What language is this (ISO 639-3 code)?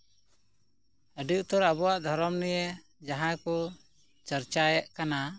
sat